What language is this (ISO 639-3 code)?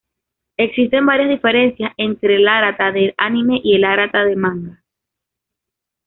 spa